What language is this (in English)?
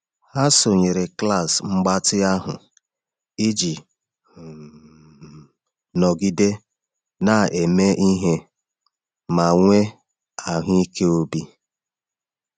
Igbo